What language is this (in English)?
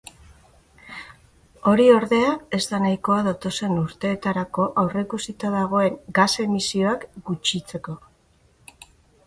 Basque